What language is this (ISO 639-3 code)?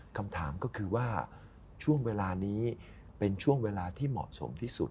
tha